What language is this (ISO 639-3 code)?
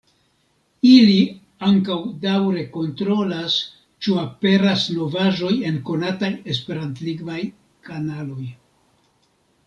epo